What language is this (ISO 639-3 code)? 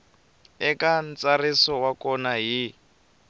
tso